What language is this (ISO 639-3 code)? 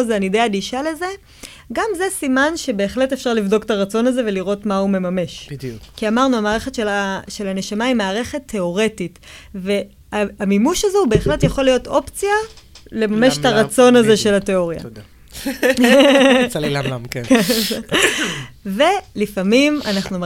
heb